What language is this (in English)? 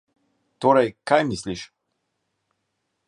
Slovenian